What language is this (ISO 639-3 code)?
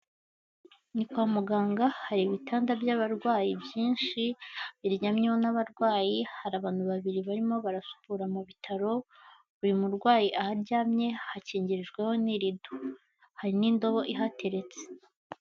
kin